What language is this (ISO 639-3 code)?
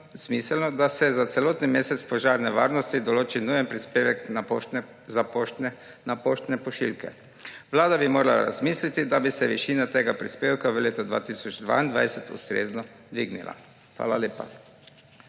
slv